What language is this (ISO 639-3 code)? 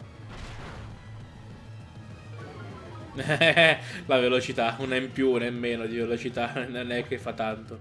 ita